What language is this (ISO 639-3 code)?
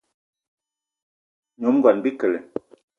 eto